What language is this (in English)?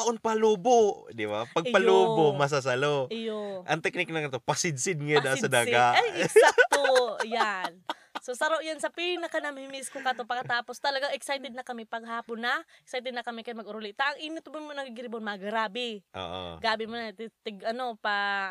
Filipino